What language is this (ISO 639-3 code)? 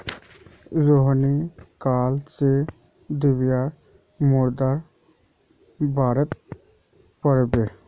mag